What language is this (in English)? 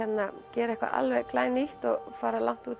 Icelandic